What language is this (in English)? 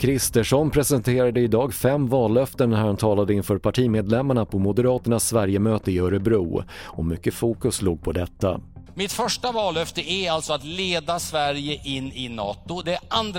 Swedish